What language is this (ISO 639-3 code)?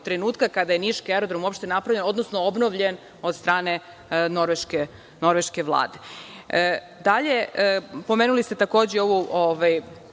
srp